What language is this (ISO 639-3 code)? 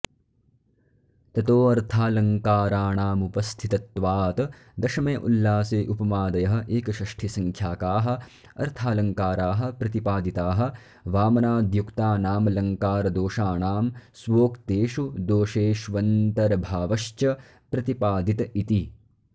san